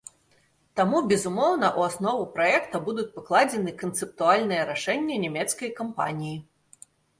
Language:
Belarusian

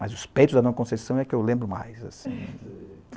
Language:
Portuguese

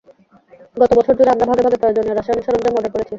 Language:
Bangla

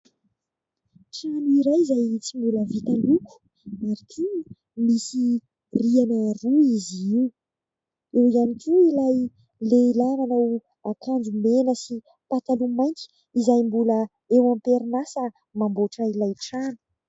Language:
Malagasy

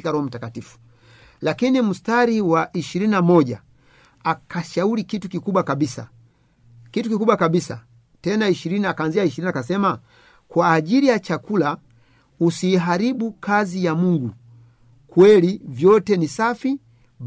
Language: Swahili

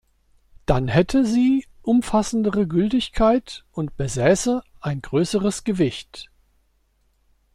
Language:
German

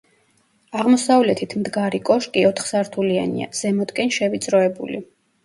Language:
Georgian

